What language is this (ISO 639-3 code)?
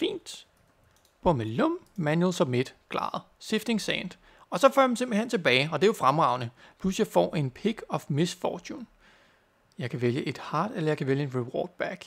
dan